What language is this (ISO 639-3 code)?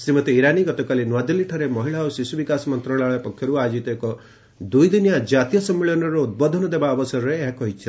ori